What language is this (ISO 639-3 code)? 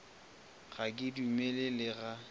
nso